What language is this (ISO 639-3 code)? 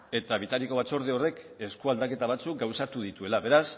eus